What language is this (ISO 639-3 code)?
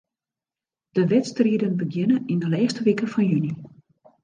fry